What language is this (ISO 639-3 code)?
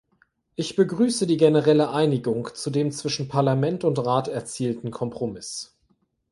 deu